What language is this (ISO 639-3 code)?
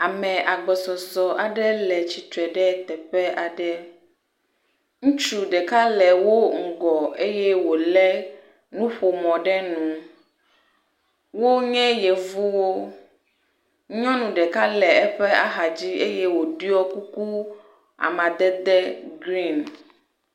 ewe